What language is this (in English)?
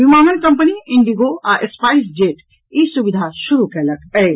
Maithili